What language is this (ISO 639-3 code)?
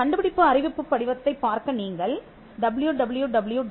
tam